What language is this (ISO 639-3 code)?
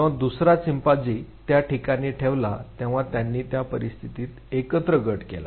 mar